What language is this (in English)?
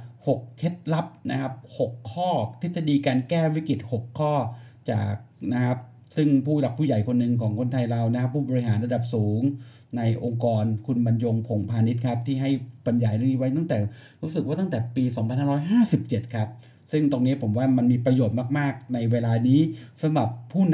Thai